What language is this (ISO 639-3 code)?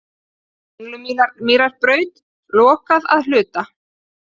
isl